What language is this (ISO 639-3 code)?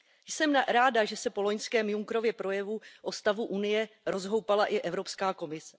ces